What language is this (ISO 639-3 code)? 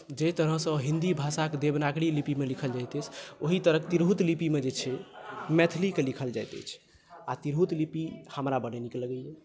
mai